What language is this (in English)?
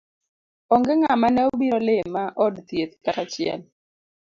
Luo (Kenya and Tanzania)